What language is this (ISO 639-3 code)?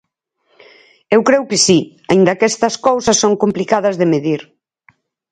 glg